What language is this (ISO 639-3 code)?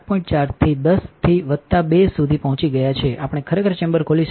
guj